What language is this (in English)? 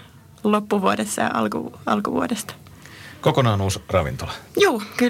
Finnish